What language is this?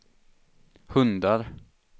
Swedish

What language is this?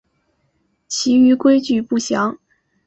Chinese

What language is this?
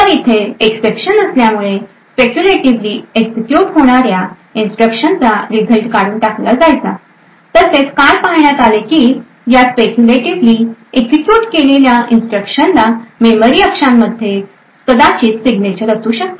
Marathi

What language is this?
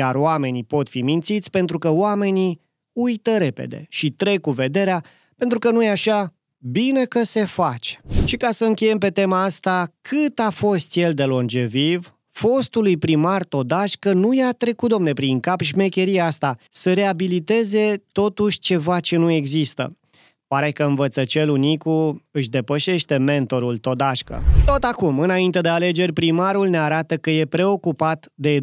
Romanian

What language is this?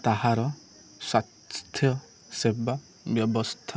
Odia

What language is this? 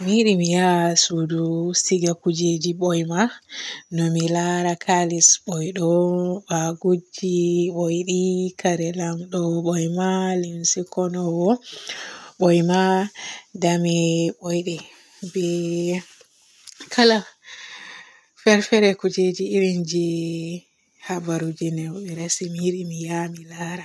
Borgu Fulfulde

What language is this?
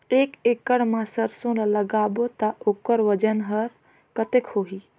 Chhattisgarhi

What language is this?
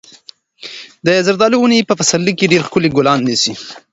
Pashto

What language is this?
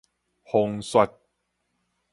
Min Nan Chinese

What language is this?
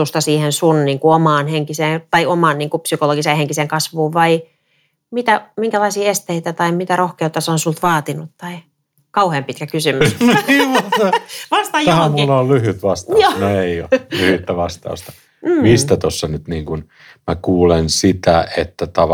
Finnish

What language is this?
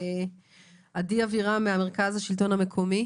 Hebrew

